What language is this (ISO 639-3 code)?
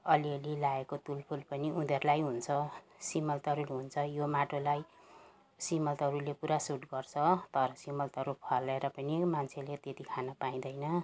nep